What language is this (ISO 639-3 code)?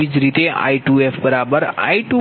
guj